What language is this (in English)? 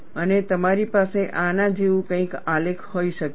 Gujarati